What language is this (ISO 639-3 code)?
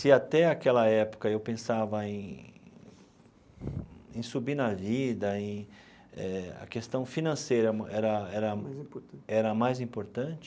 por